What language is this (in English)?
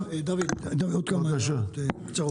Hebrew